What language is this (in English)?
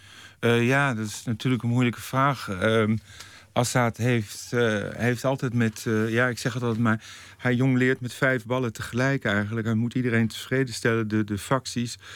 Dutch